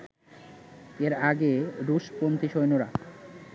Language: Bangla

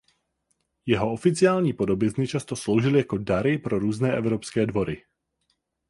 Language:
Czech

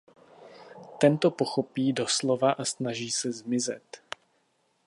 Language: Czech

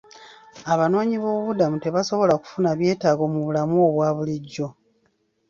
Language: Ganda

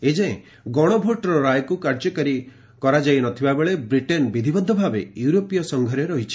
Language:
Odia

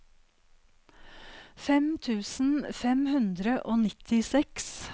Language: Norwegian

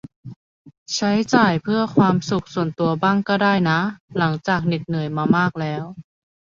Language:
Thai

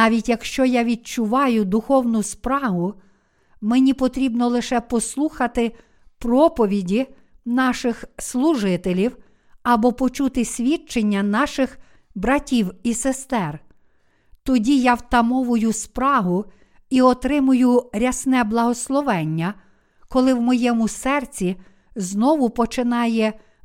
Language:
Ukrainian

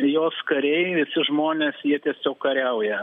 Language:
Lithuanian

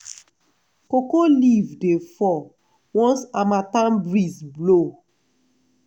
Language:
Nigerian Pidgin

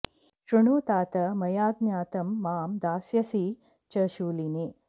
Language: Sanskrit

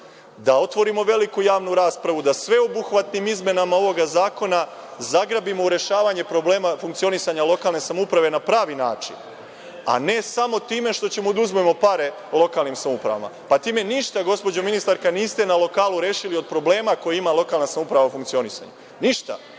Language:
Serbian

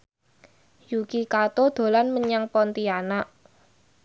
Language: Javanese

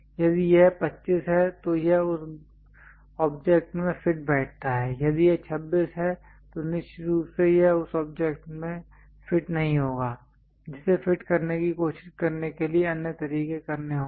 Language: Hindi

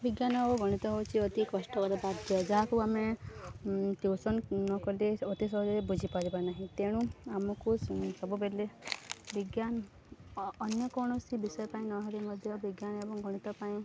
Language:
Odia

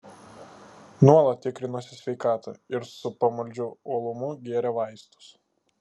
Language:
Lithuanian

